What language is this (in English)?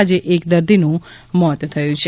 Gujarati